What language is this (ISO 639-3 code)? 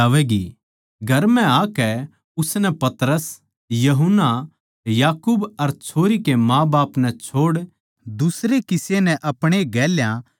bgc